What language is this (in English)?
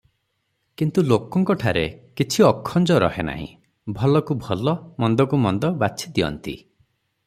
Odia